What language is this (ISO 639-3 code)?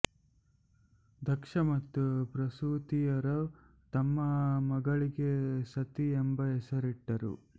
kan